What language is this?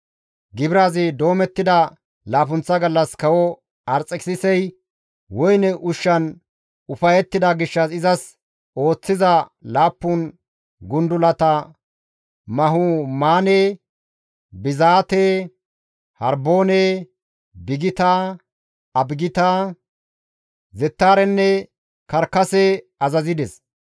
Gamo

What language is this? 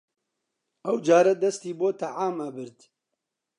Central Kurdish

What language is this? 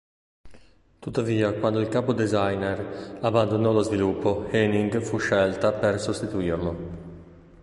Italian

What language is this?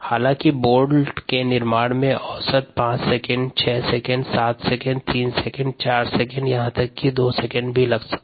Hindi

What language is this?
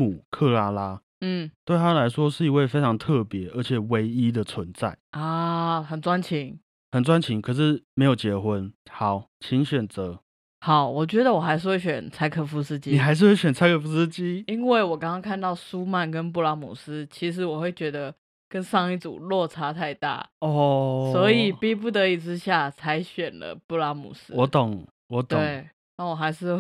Chinese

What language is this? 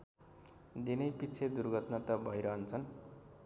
Nepali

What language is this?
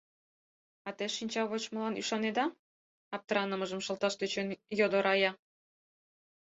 Mari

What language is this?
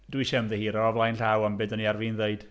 Welsh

